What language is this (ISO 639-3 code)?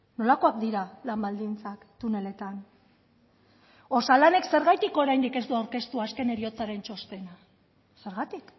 eus